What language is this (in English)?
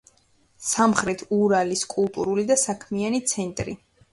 Georgian